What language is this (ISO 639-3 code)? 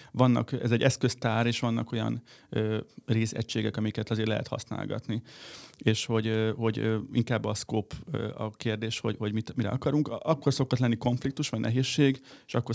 hun